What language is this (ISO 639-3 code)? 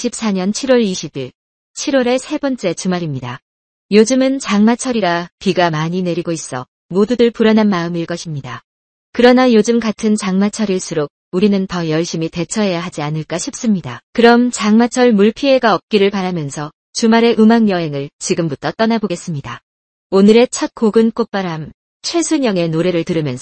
kor